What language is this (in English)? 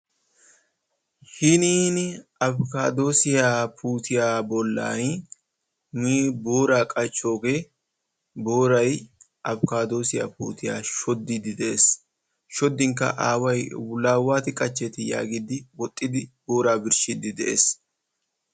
Wolaytta